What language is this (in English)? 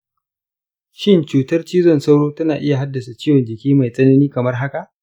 Hausa